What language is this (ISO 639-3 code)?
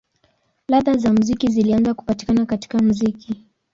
swa